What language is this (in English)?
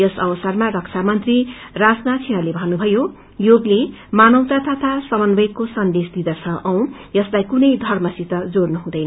Nepali